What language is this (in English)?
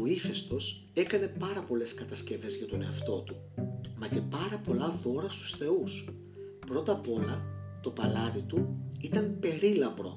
Greek